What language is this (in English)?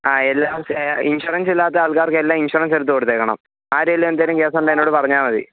Malayalam